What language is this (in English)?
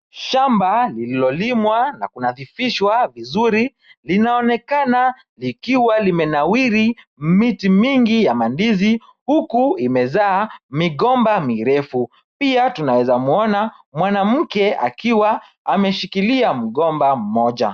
Swahili